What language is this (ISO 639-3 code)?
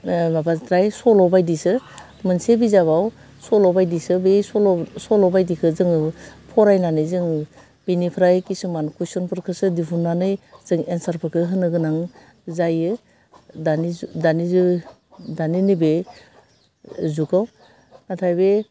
brx